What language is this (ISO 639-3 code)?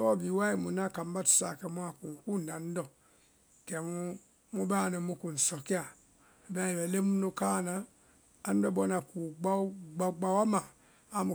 vai